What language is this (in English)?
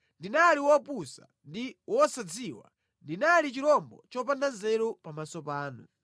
Nyanja